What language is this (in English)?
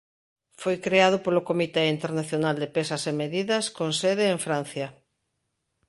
Galician